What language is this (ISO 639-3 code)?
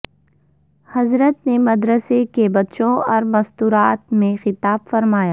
urd